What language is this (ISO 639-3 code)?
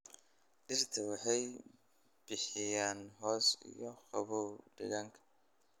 som